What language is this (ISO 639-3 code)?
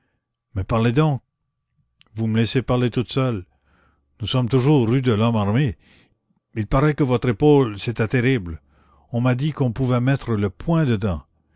fra